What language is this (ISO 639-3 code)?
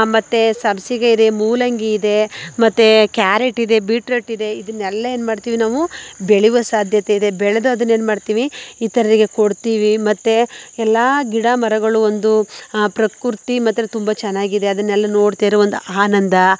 kan